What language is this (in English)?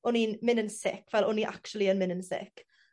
Welsh